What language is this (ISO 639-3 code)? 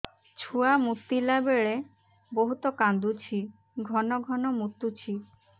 ori